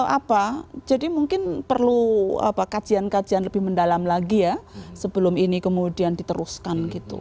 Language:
Indonesian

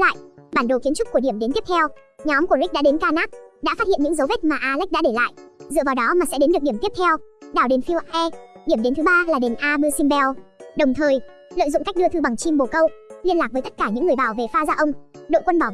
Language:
Vietnamese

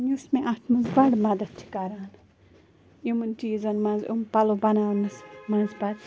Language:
Kashmiri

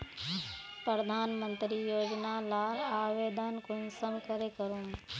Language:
Magahi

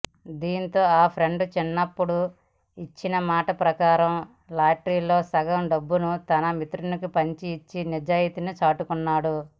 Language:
Telugu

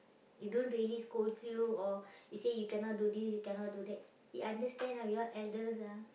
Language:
English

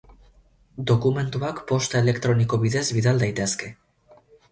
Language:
Basque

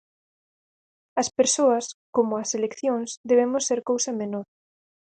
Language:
Galician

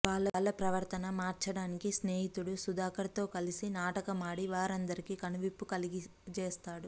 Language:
Telugu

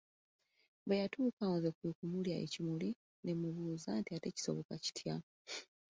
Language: Ganda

